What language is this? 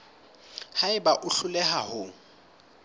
Southern Sotho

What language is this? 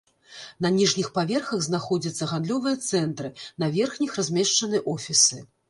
Belarusian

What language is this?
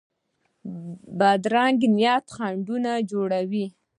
Pashto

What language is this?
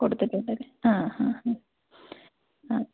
Malayalam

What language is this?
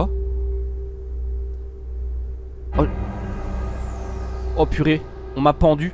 French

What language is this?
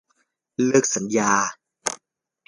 Thai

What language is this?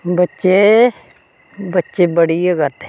Dogri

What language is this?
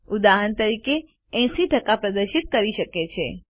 Gujarati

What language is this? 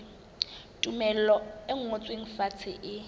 Southern Sotho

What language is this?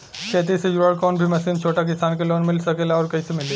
Bhojpuri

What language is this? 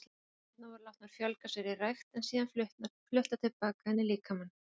Icelandic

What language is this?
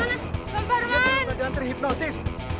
Indonesian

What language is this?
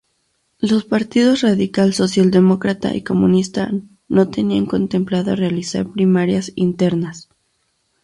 Spanish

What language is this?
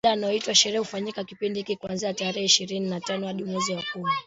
Swahili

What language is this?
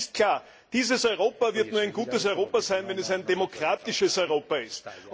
German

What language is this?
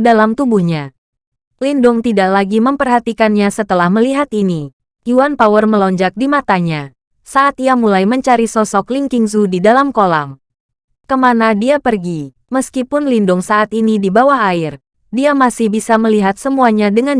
Indonesian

